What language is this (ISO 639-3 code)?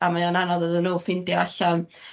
cym